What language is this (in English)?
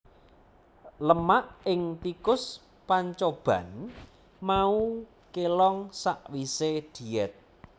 Javanese